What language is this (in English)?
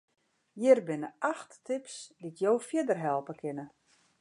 Western Frisian